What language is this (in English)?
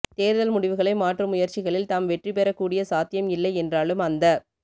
Tamil